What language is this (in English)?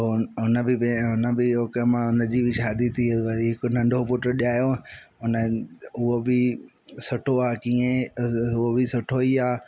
Sindhi